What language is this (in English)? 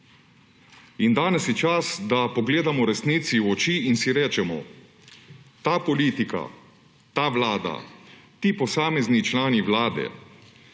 Slovenian